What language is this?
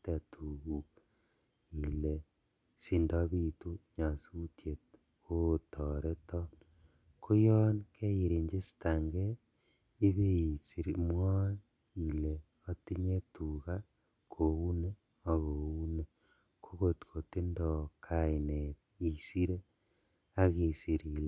Kalenjin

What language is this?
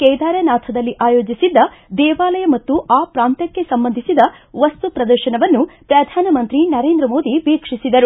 Kannada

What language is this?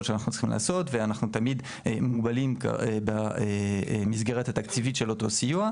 Hebrew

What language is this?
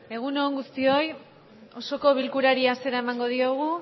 Basque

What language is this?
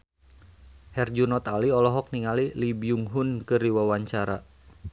Sundanese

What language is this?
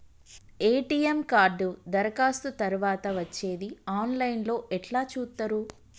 Telugu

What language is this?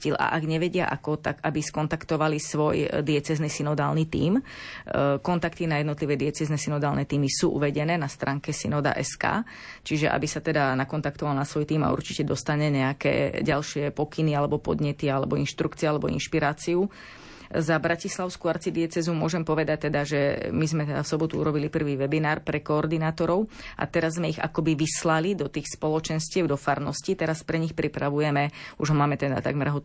Slovak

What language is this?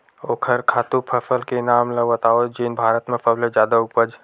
Chhattisgarhi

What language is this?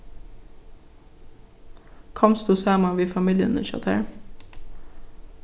Faroese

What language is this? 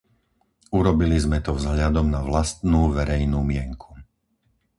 Slovak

